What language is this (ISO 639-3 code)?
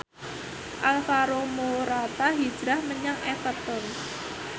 jav